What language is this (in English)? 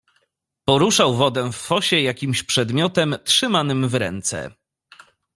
Polish